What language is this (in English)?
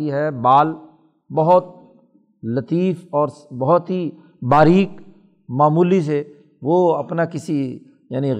Urdu